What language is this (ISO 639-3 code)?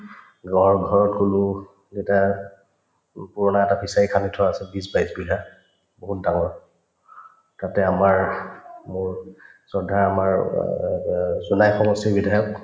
asm